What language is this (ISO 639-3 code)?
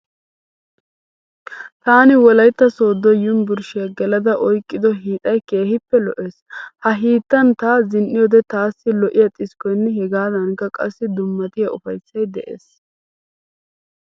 wal